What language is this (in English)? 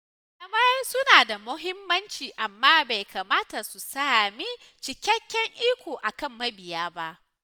Hausa